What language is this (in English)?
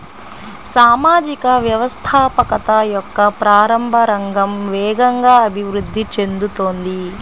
Telugu